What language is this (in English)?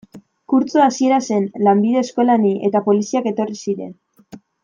Basque